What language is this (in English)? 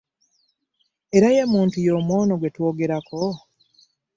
Ganda